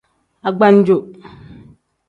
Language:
Tem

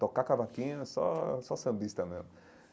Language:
Portuguese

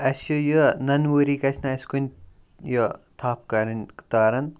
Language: Kashmiri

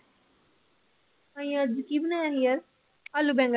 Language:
Punjabi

